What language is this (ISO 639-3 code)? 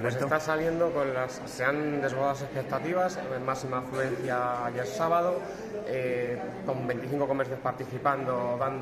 spa